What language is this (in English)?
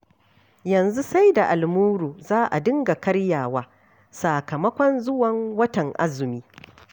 Hausa